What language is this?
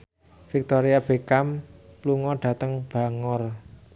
Javanese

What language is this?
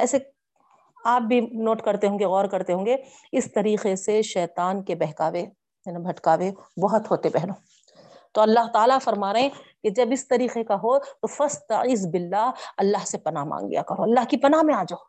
Urdu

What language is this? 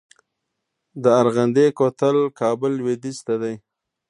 Pashto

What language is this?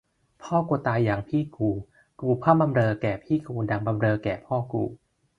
Thai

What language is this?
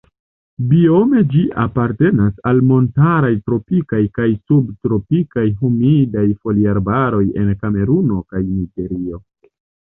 Esperanto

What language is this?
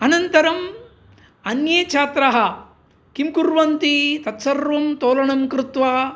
Sanskrit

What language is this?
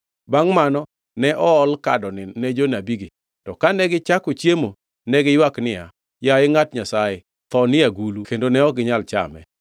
Luo (Kenya and Tanzania)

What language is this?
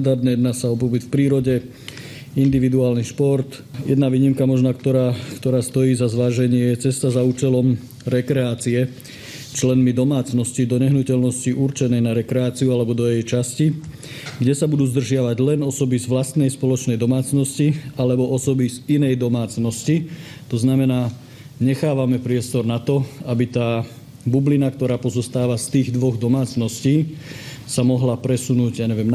Slovak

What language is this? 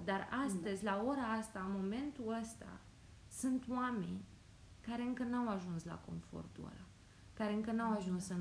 Romanian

